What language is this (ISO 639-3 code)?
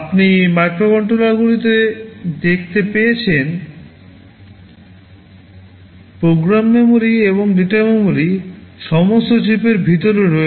ben